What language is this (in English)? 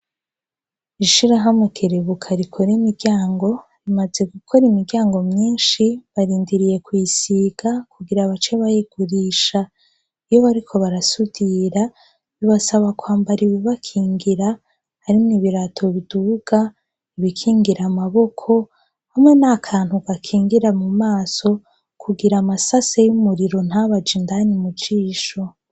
Rundi